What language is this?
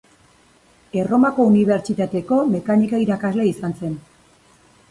Basque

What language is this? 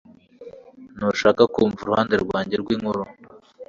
Kinyarwanda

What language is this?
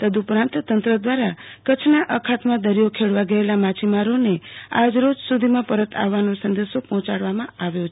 Gujarati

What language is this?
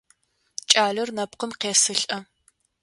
Adyghe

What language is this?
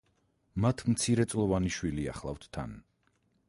Georgian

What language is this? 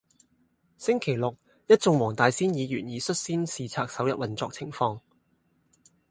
Cantonese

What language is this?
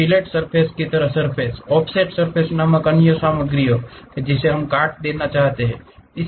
Hindi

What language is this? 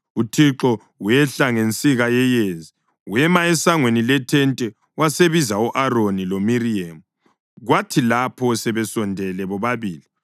North Ndebele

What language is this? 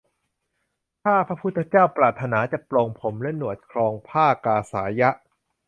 Thai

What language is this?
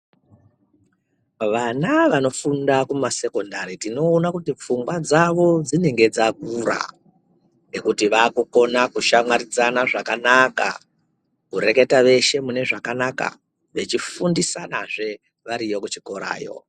Ndau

